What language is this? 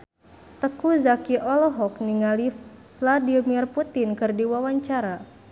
Sundanese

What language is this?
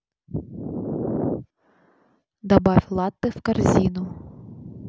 Russian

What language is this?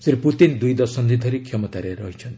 Odia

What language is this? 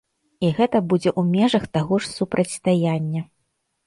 Belarusian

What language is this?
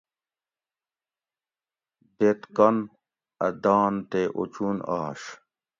Gawri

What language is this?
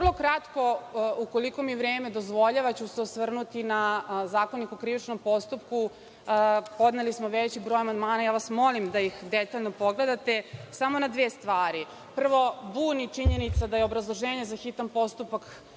Serbian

